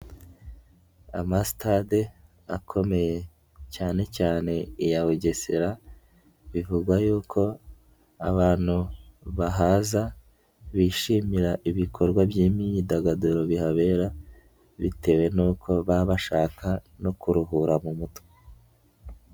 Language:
Kinyarwanda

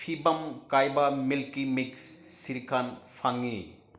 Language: Manipuri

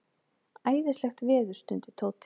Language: Icelandic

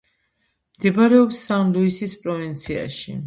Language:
Georgian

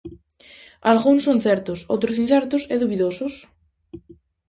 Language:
Galician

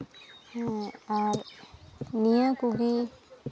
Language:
Santali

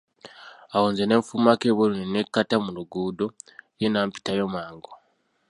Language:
Ganda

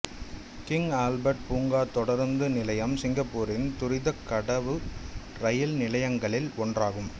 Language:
Tamil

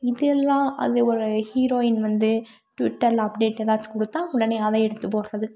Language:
Tamil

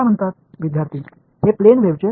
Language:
Tamil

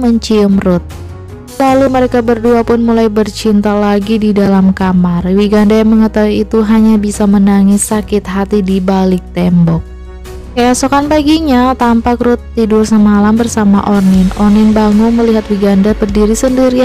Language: Indonesian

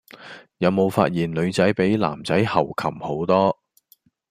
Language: Cantonese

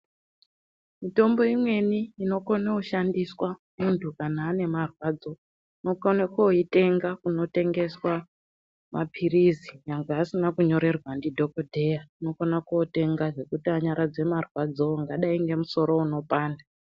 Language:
Ndau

